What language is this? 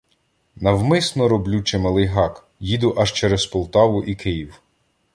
Ukrainian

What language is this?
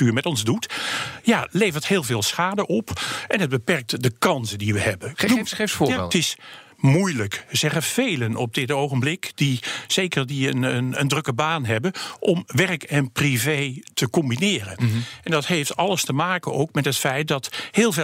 Dutch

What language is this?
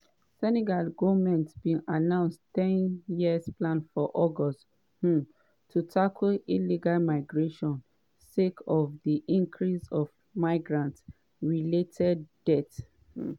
Nigerian Pidgin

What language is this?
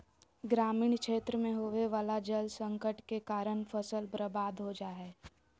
Magahi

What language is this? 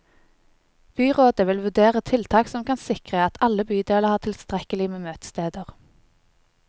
Norwegian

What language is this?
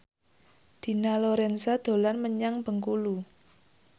Javanese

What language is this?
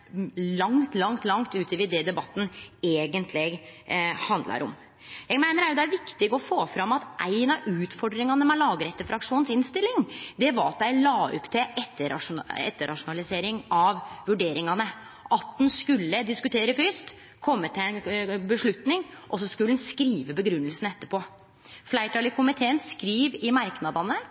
Norwegian Nynorsk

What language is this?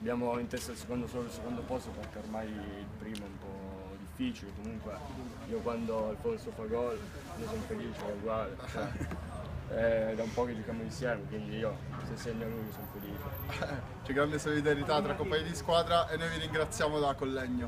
Italian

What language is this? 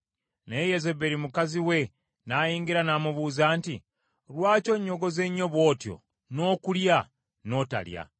Ganda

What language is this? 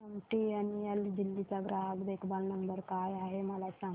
Marathi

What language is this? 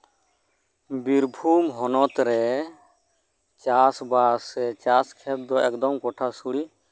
Santali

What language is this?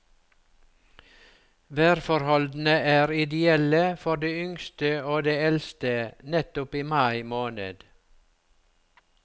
Norwegian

